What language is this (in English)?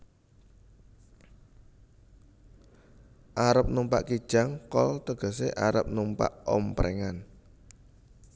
Javanese